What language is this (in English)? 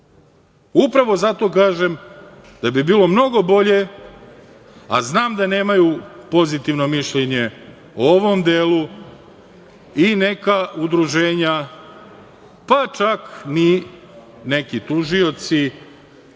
Serbian